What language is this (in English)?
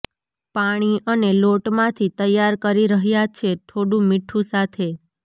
Gujarati